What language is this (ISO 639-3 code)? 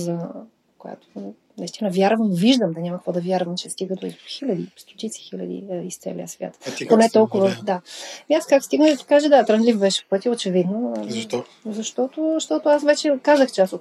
bul